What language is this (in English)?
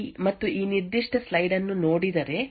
Kannada